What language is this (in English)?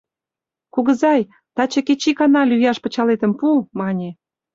Mari